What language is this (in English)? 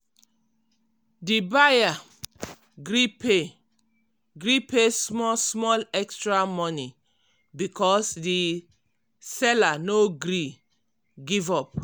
Nigerian Pidgin